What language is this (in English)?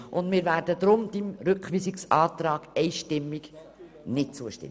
Swiss German